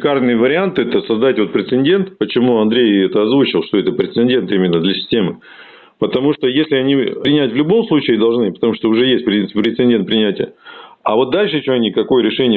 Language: Russian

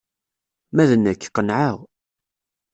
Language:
Kabyle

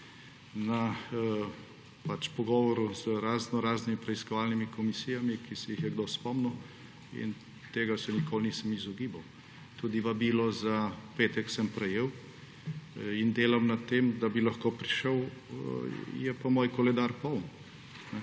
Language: Slovenian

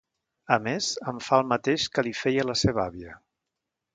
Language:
Catalan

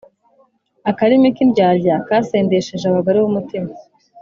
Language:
Kinyarwanda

